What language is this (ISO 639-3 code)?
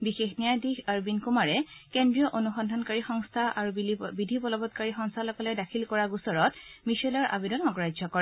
asm